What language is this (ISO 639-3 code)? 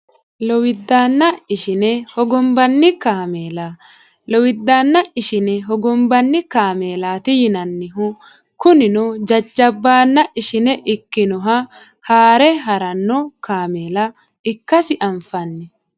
sid